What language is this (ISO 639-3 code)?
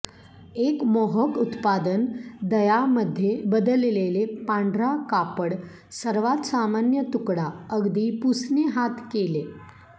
mar